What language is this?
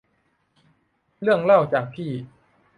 Thai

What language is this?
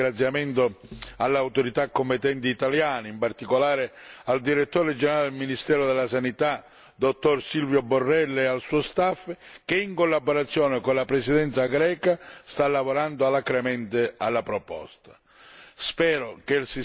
Italian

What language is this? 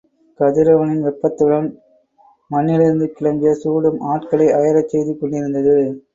Tamil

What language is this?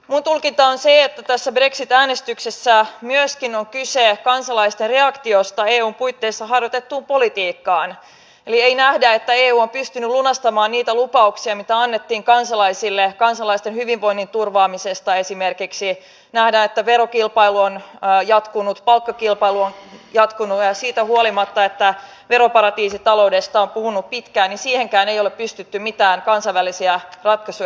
Finnish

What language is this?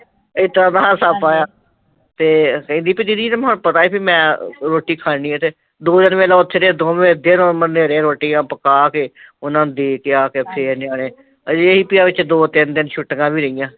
Punjabi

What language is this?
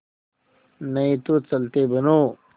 Hindi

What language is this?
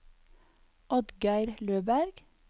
Norwegian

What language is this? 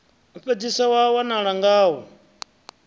Venda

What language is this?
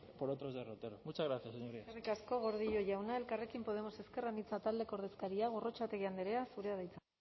Basque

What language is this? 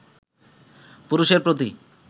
Bangla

